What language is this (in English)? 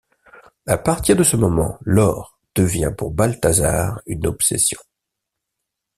French